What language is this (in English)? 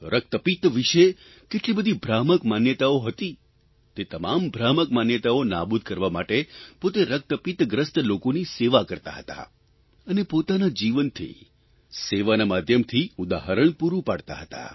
Gujarati